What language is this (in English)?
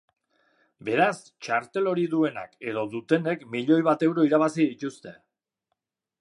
Basque